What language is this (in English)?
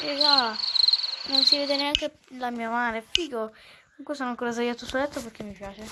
Italian